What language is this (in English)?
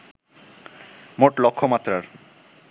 Bangla